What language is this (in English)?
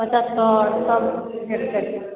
Maithili